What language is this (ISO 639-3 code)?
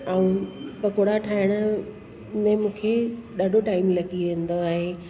snd